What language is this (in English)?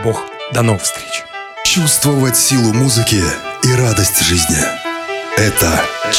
Russian